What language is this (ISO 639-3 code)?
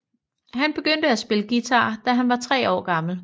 dan